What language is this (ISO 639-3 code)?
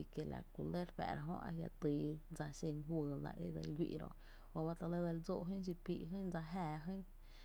cte